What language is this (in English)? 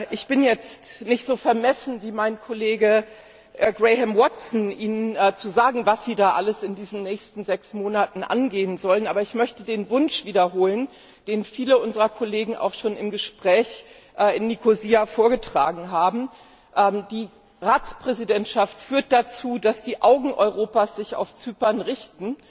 German